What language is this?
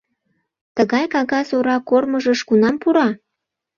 Mari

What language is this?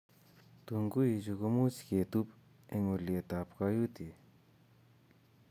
Kalenjin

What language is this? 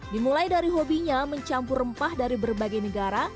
Indonesian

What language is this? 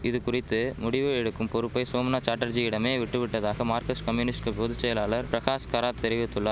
Tamil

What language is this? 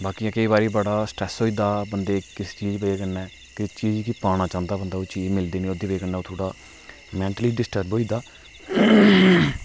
Dogri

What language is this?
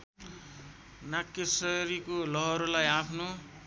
Nepali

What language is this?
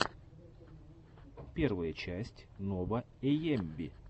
Russian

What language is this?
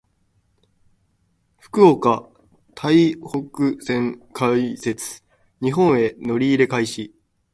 Japanese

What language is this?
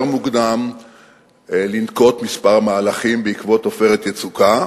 Hebrew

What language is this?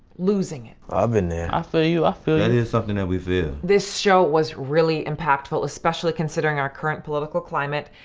English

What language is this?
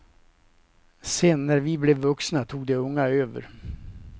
Swedish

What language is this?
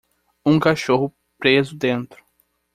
Portuguese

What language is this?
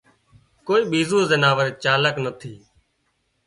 Wadiyara Koli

